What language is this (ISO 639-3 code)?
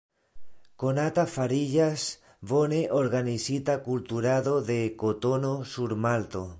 epo